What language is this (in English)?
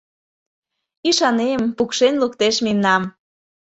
Mari